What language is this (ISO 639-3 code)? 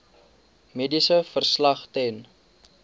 afr